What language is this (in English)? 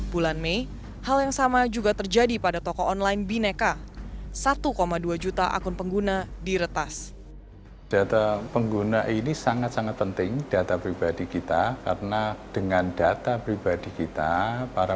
Indonesian